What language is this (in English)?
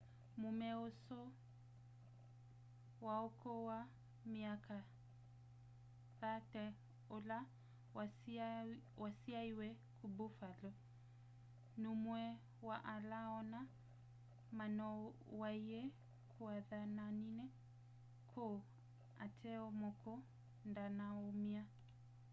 Kamba